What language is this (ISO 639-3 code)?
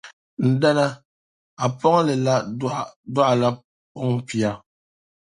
dag